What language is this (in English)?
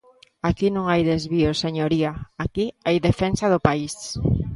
Galician